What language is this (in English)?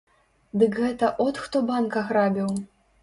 Belarusian